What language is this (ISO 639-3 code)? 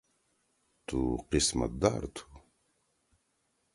trw